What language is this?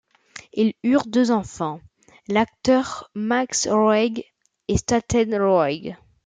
French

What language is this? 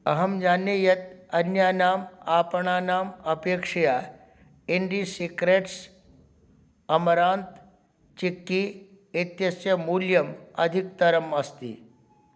Sanskrit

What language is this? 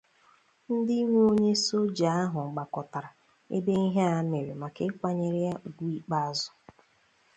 Igbo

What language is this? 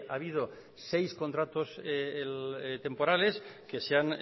Spanish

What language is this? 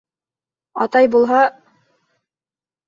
Bashkir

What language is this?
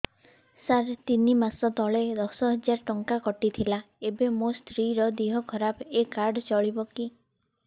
Odia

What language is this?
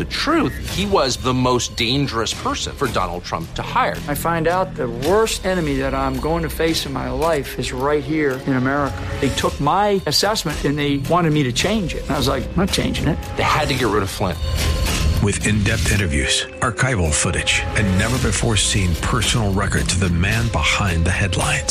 English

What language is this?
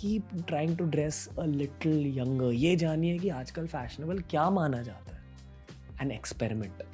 Hindi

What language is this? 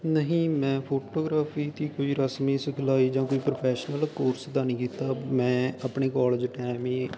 Punjabi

